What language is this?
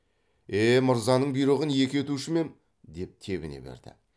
Kazakh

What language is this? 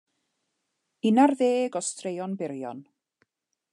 Welsh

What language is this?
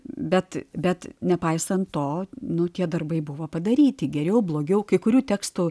Lithuanian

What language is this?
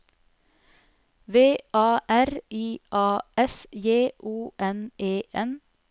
Norwegian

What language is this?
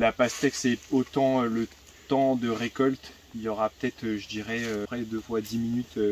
French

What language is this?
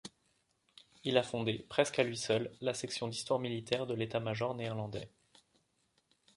French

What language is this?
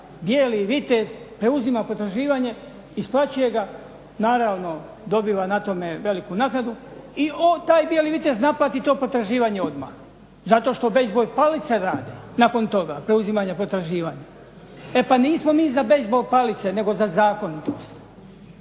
Croatian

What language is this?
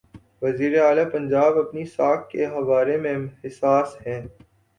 Urdu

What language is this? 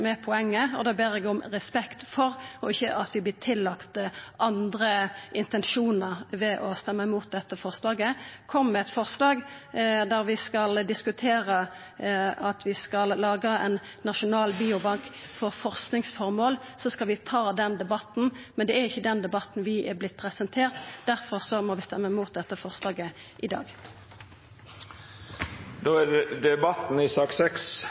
Norwegian Nynorsk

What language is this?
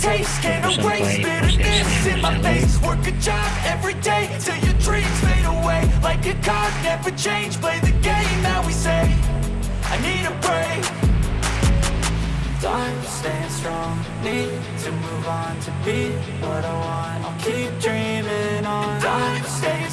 Indonesian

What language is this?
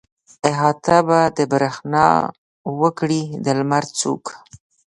Pashto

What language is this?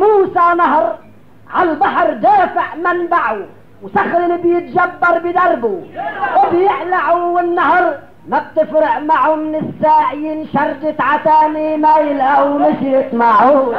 Arabic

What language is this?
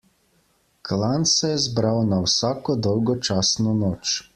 Slovenian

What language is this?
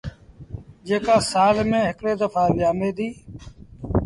Sindhi Bhil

